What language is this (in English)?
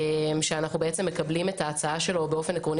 Hebrew